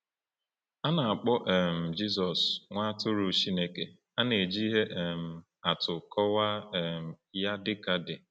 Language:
Igbo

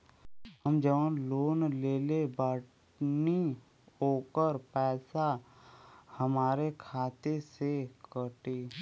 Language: Bhojpuri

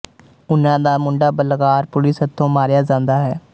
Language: Punjabi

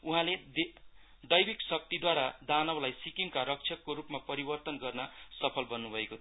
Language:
Nepali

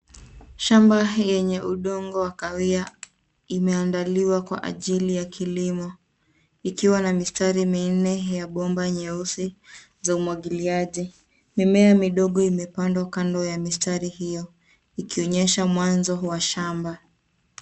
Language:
Swahili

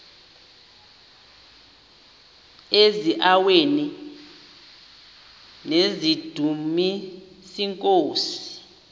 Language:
Xhosa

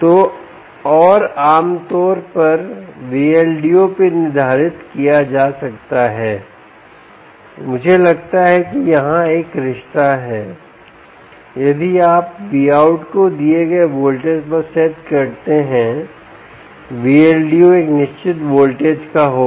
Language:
Hindi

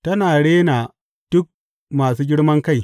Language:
Hausa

